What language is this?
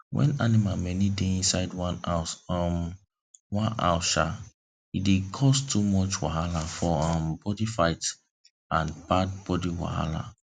Nigerian Pidgin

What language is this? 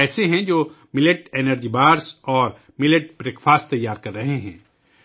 Urdu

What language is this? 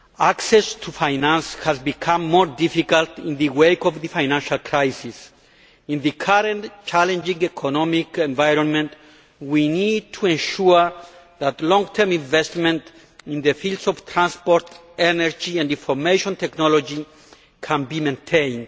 English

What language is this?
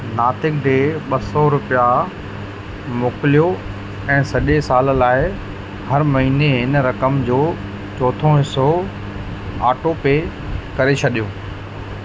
Sindhi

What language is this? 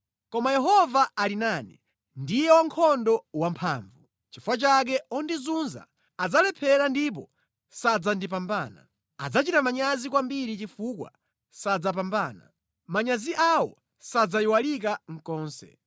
Nyanja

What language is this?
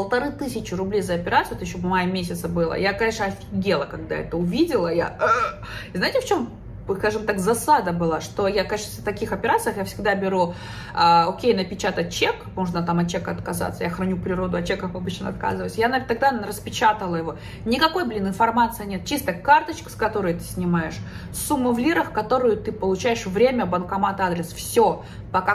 Russian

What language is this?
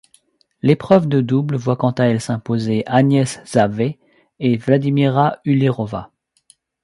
French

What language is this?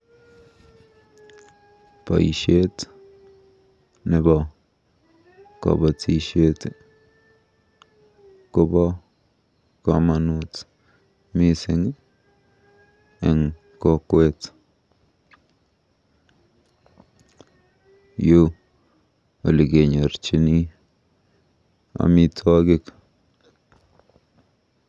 Kalenjin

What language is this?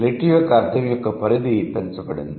Telugu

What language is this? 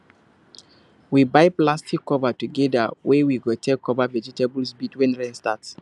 Nigerian Pidgin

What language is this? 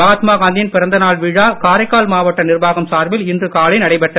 Tamil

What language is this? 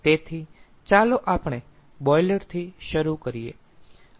Gujarati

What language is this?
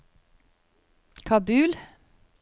Norwegian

